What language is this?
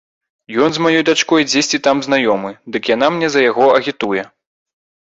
Belarusian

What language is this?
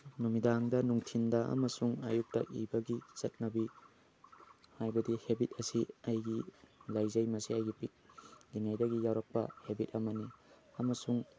Manipuri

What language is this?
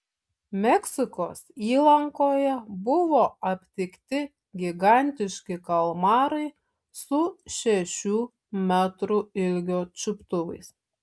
Lithuanian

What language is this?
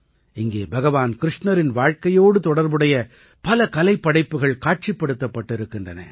Tamil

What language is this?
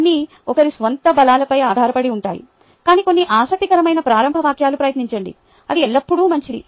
Telugu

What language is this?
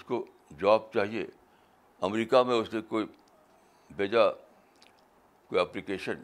Urdu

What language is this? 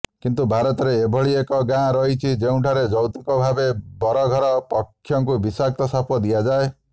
Odia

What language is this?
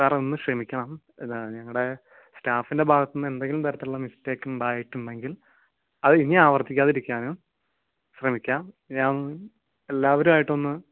Malayalam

